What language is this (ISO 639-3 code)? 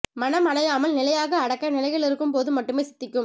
tam